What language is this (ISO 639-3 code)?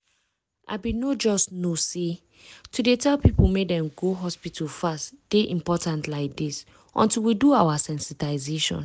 pcm